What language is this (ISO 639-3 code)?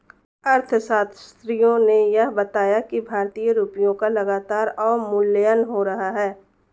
hin